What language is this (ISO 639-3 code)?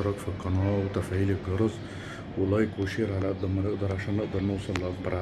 ara